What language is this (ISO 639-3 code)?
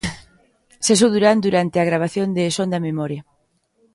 glg